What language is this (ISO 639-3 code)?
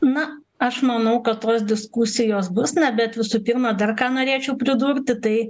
lit